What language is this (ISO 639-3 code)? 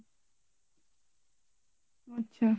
ben